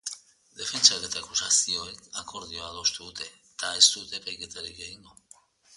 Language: Basque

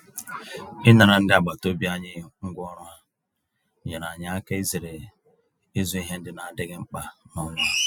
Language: Igbo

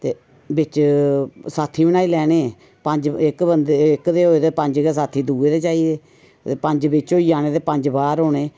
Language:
Dogri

